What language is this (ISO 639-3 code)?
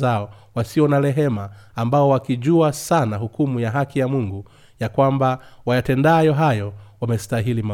swa